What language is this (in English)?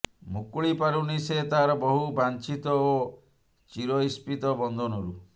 Odia